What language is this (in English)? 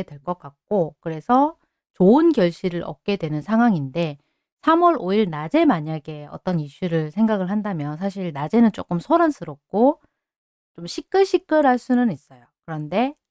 Korean